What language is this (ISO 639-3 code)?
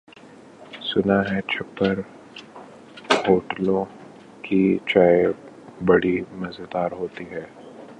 urd